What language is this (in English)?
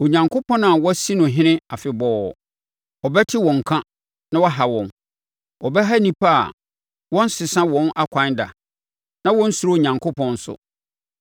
Akan